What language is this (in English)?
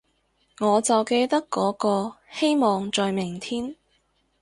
Cantonese